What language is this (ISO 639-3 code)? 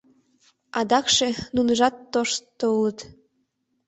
chm